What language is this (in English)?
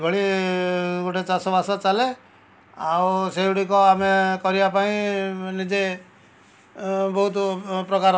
Odia